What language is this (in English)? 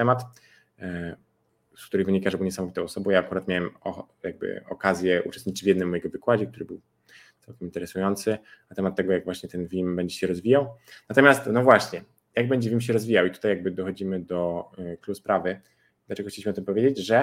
Polish